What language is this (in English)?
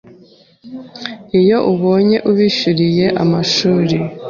Kinyarwanda